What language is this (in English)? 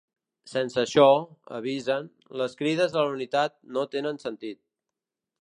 Catalan